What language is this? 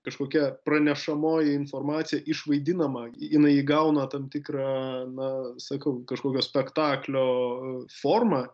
Lithuanian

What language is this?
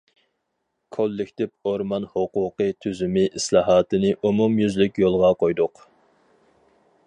Uyghur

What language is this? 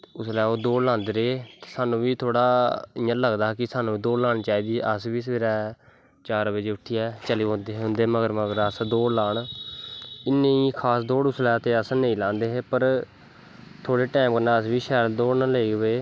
Dogri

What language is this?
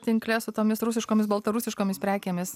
Lithuanian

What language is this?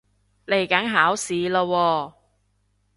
Cantonese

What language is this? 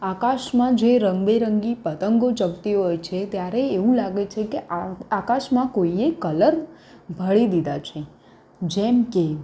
Gujarati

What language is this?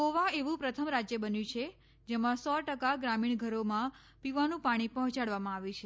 Gujarati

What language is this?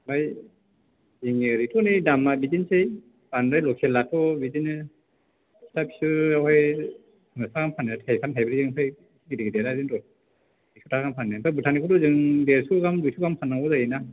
Bodo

